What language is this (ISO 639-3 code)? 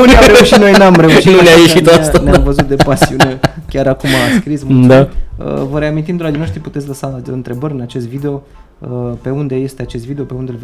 ron